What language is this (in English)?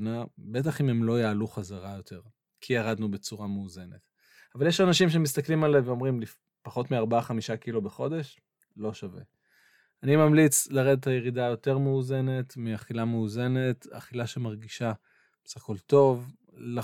Hebrew